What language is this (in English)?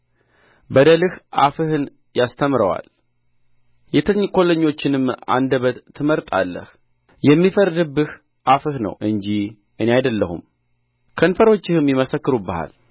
Amharic